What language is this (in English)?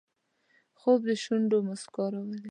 Pashto